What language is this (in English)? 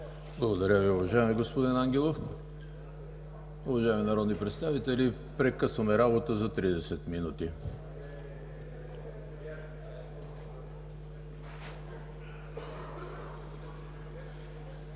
Bulgarian